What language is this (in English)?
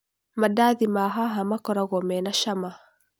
Kikuyu